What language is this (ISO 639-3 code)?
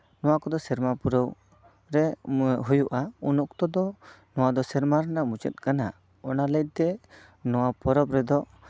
sat